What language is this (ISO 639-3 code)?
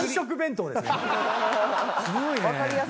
jpn